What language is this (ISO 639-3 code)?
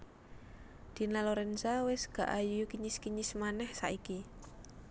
jav